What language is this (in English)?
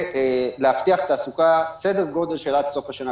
Hebrew